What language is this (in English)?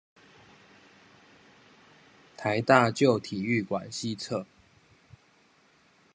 Chinese